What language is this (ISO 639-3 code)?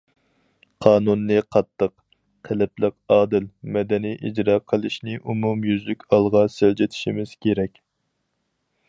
uig